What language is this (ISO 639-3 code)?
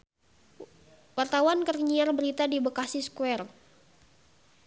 sun